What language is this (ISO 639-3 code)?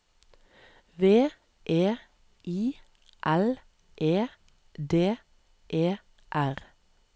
nor